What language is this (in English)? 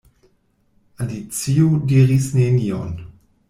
Esperanto